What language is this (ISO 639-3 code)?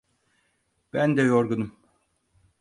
tur